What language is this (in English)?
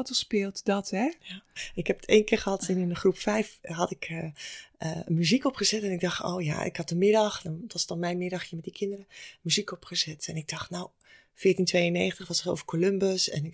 Dutch